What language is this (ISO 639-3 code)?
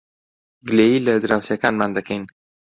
ckb